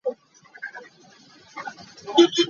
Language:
Hakha Chin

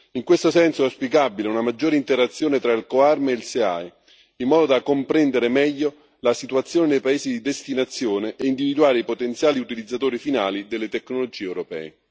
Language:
Italian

